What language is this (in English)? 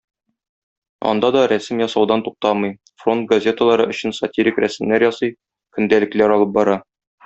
Tatar